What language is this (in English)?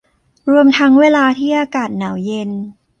Thai